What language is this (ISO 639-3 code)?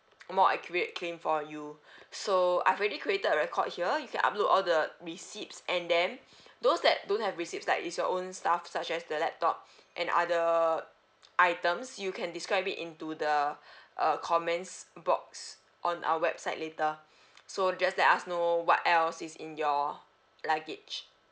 eng